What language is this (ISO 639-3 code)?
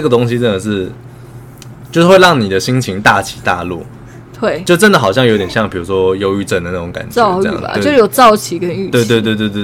zho